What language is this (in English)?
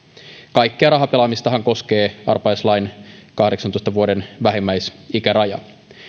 Finnish